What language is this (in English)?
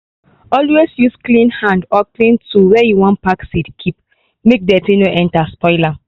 Nigerian Pidgin